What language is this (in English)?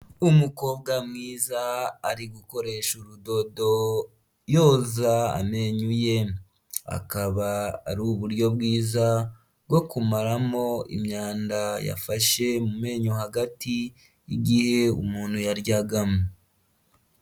Kinyarwanda